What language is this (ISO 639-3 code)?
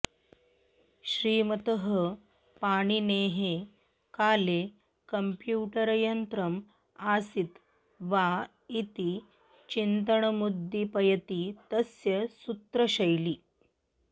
san